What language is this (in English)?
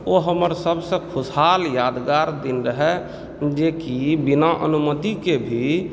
Maithili